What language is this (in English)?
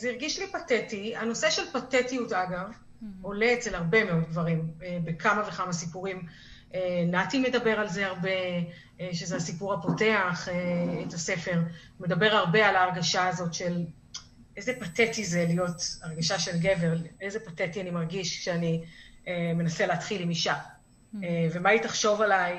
Hebrew